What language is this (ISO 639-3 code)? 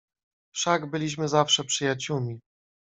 pol